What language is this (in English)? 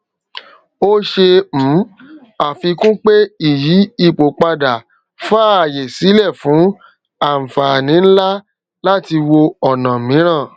Yoruba